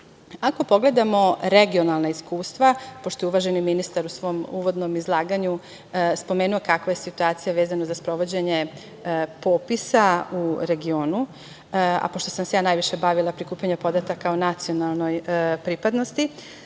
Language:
Serbian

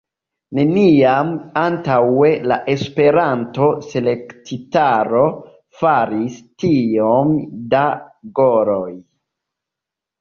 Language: Esperanto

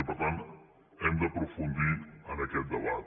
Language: Catalan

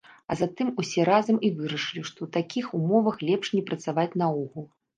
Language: Belarusian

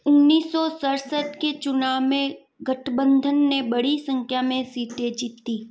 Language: Hindi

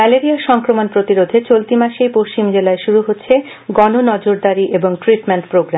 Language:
Bangla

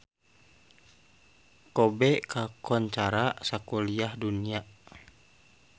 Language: Sundanese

